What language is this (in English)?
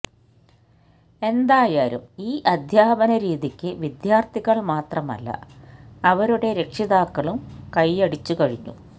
Malayalam